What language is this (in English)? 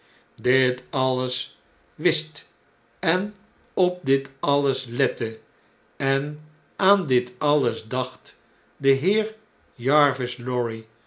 Dutch